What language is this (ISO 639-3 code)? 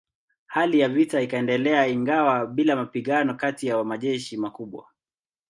swa